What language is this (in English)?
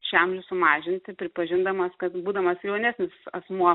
Lithuanian